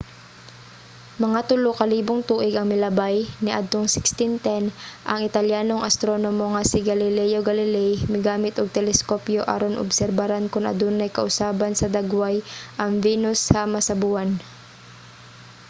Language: Cebuano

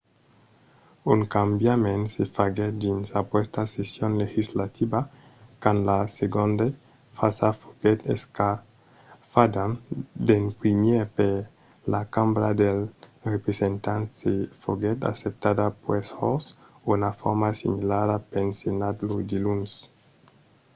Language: Occitan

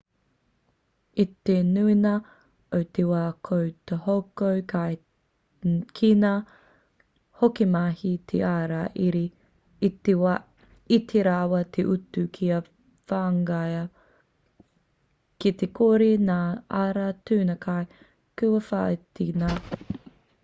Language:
Māori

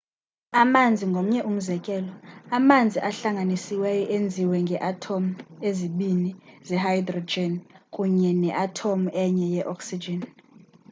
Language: Xhosa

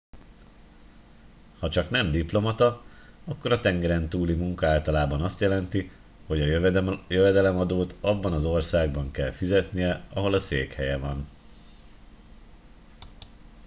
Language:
Hungarian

